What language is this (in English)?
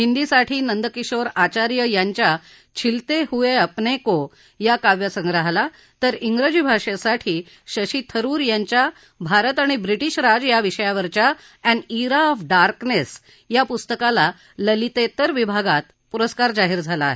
Marathi